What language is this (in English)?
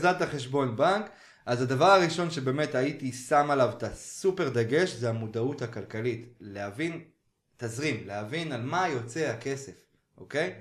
Hebrew